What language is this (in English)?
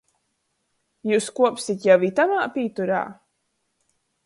Latgalian